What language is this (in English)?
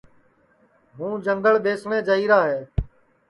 Sansi